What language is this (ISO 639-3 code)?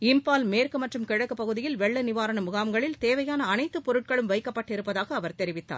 tam